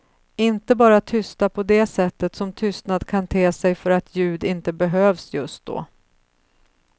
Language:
Swedish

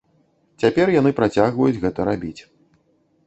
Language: Belarusian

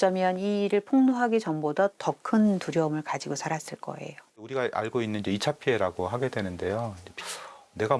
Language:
Korean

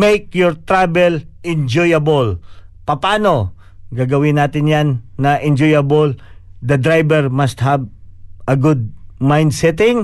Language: Filipino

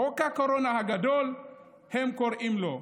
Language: Hebrew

